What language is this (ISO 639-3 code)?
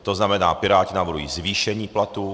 ces